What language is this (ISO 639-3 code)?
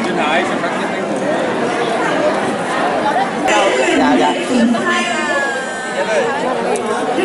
vie